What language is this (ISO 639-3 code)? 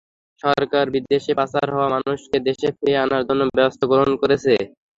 ben